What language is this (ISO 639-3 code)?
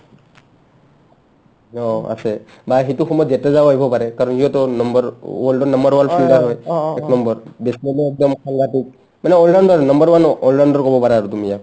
asm